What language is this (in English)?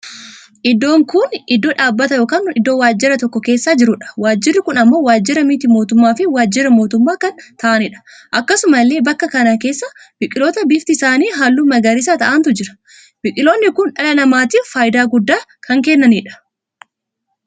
Oromo